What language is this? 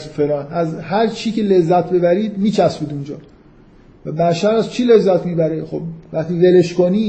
Persian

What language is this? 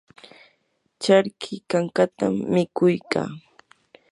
Yanahuanca Pasco Quechua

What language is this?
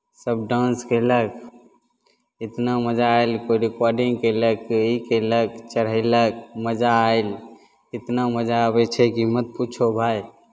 Maithili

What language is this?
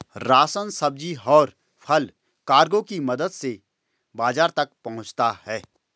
Hindi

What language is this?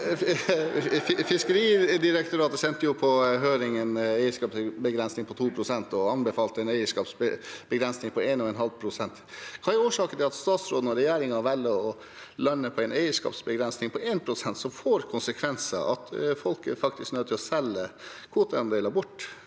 Norwegian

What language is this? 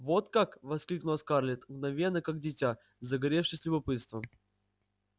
Russian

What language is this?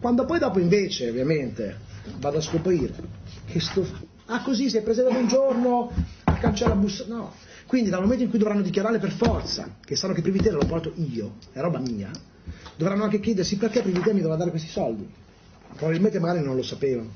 Italian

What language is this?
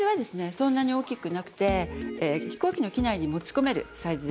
Japanese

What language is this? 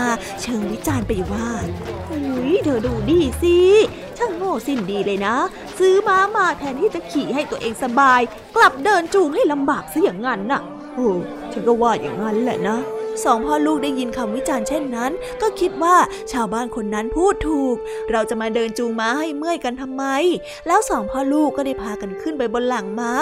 Thai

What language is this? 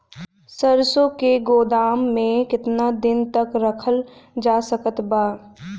Bhojpuri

